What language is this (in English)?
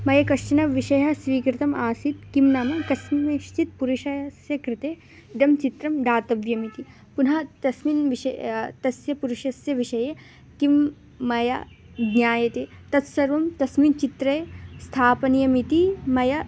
Sanskrit